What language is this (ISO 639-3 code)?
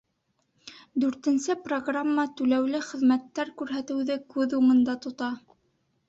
bak